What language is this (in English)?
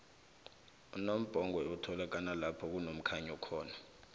South Ndebele